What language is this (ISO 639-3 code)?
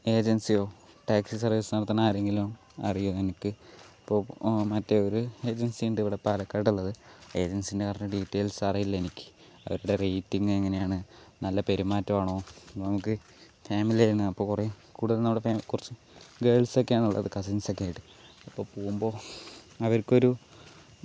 mal